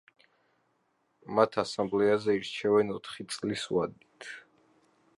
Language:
Georgian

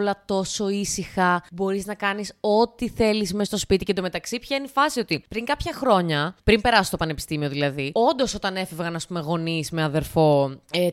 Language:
Greek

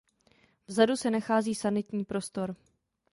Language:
Czech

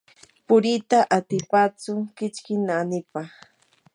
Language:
Yanahuanca Pasco Quechua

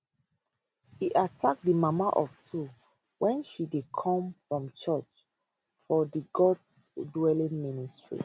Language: Nigerian Pidgin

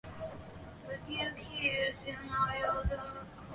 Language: Chinese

